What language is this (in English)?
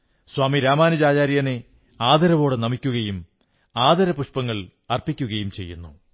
Malayalam